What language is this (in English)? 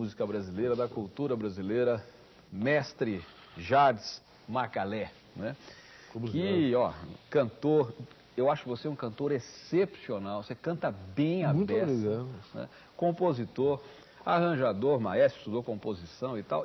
Portuguese